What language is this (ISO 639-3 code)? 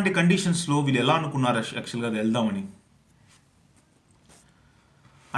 eng